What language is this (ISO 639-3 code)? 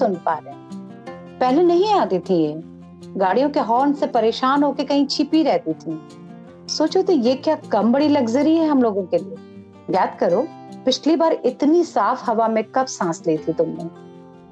hin